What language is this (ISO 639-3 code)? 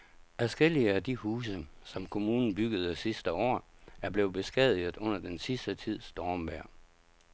dan